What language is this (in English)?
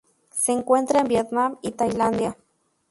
Spanish